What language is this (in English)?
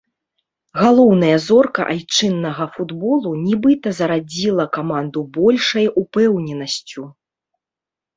Belarusian